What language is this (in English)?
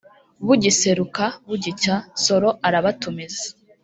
Kinyarwanda